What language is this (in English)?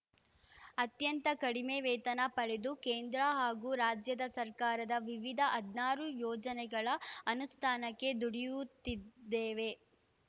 Kannada